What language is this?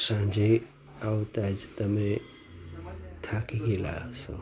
Gujarati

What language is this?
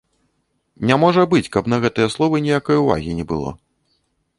Belarusian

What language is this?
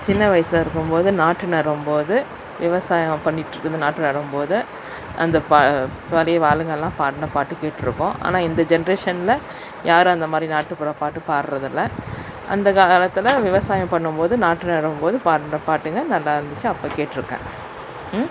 Tamil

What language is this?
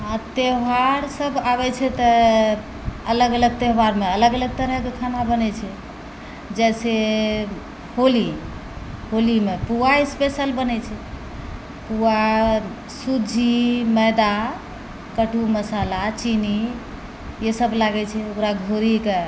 Maithili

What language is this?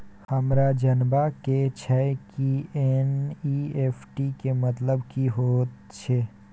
Maithili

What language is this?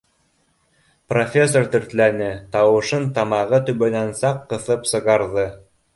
Bashkir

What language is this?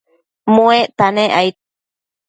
Matsés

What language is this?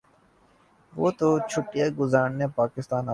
Urdu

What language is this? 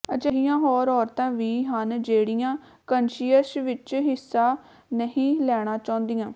Punjabi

